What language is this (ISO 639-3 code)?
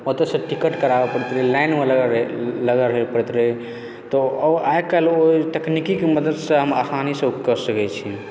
mai